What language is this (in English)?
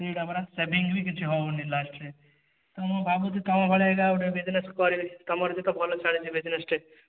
Odia